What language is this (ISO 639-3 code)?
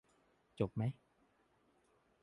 tha